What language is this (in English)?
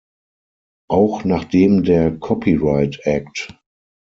German